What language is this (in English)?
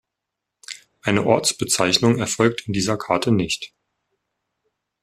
German